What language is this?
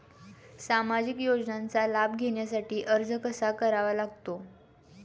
Marathi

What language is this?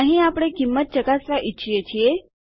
Gujarati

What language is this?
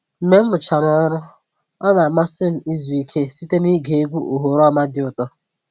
Igbo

